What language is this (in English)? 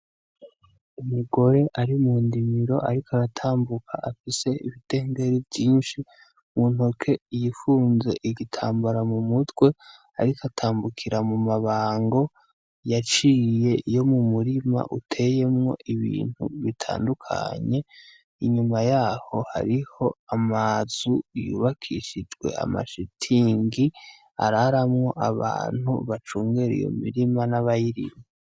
Rundi